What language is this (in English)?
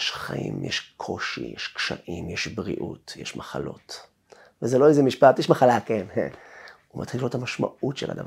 Hebrew